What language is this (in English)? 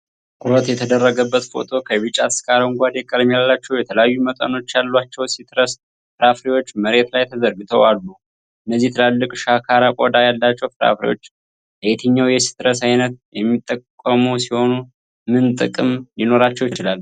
Amharic